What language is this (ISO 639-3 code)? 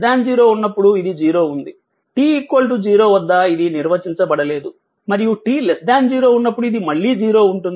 tel